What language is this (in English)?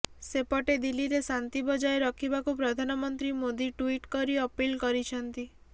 Odia